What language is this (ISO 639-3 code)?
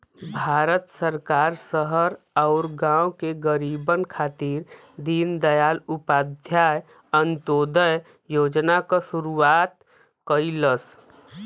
bho